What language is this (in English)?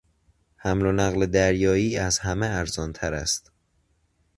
Persian